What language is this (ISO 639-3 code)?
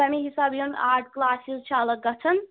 kas